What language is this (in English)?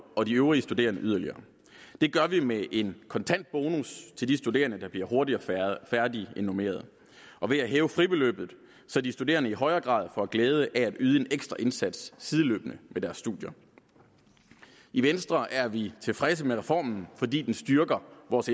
Danish